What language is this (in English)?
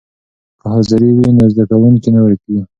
Pashto